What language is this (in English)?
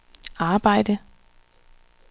Danish